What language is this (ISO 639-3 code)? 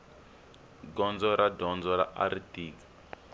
tso